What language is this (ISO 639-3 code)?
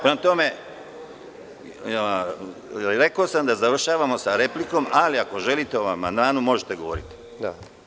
srp